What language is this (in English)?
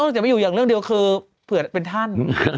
Thai